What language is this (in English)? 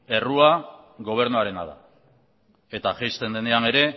Basque